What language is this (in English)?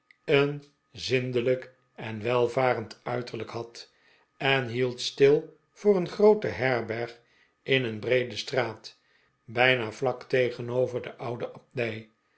Dutch